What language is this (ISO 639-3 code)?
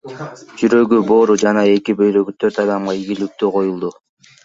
kir